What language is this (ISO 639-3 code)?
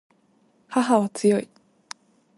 jpn